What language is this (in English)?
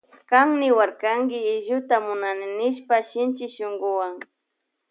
Loja Highland Quichua